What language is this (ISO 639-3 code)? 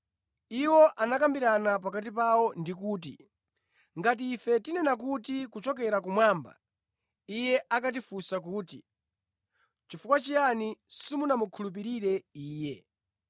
nya